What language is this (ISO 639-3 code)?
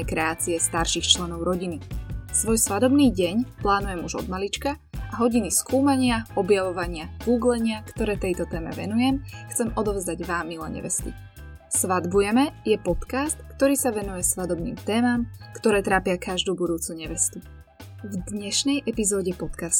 slk